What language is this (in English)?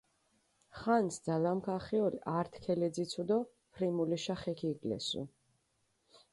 Mingrelian